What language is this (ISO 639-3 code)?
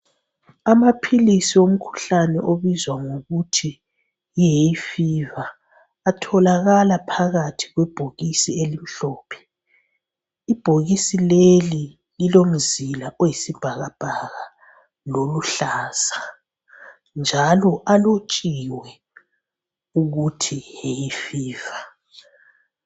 nde